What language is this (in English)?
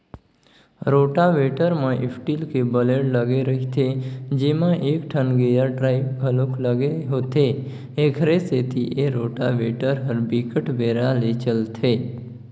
Chhattisgarhi